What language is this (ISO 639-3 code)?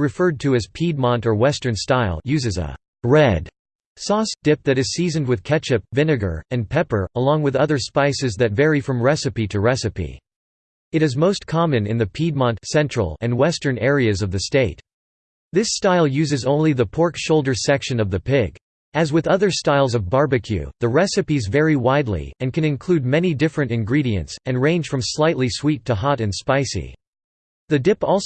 eng